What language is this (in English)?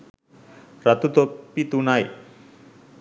Sinhala